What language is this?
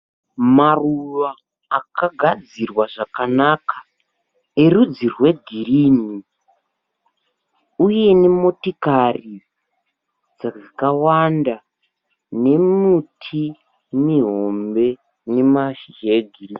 Shona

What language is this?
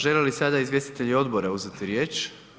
Croatian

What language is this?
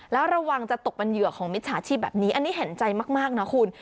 Thai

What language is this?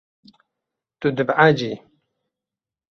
Kurdish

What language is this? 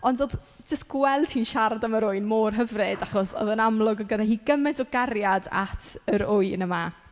Welsh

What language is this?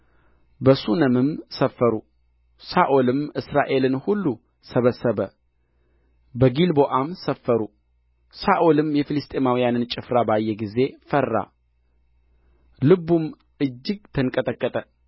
Amharic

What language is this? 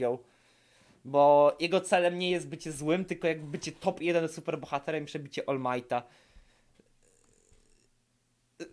Polish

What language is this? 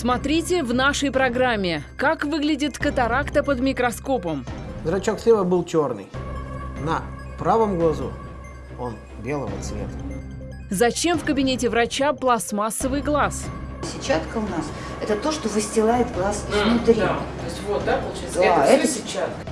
Russian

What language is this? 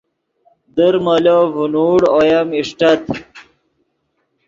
Yidgha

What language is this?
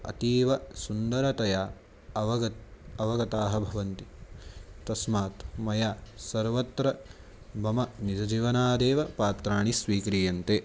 Sanskrit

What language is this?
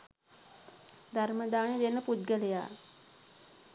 Sinhala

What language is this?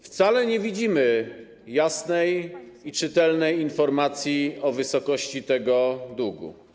Polish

